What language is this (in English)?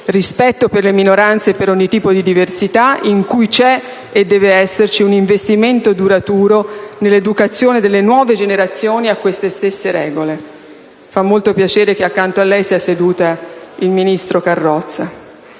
Italian